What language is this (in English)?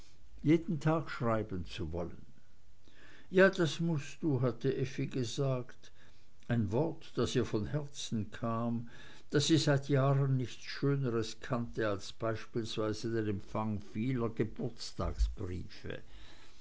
German